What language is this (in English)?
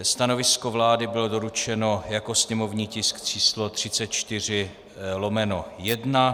Czech